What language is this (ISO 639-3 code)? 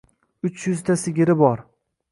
uzb